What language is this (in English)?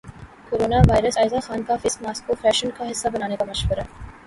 Urdu